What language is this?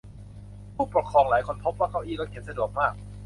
Thai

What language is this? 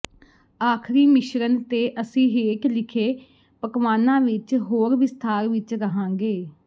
Punjabi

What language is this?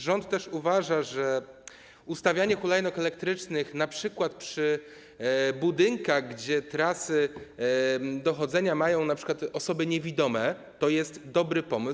Polish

